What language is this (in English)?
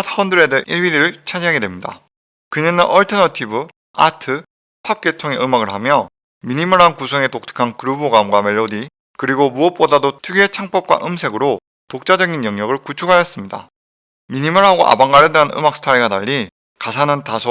Korean